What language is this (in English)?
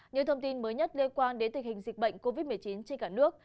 Vietnamese